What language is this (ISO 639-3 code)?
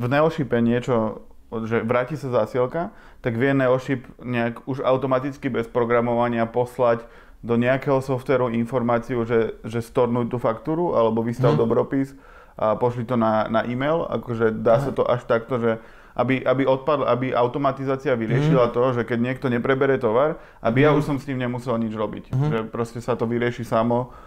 slk